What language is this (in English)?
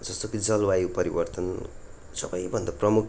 Nepali